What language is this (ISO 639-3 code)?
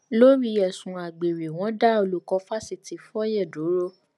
yor